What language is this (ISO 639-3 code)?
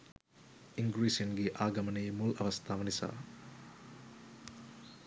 sin